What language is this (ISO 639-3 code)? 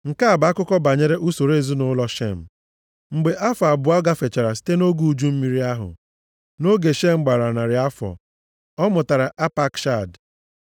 ibo